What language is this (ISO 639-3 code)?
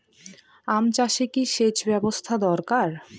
ben